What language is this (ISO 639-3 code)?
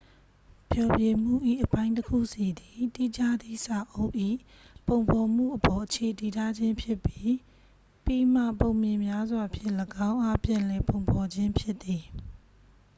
mya